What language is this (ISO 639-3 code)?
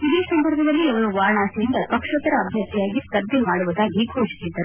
kan